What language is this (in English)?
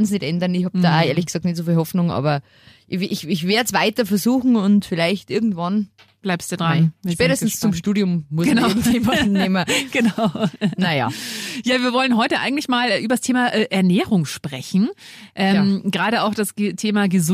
German